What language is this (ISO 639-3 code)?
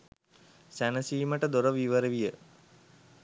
sin